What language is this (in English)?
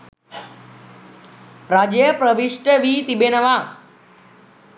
Sinhala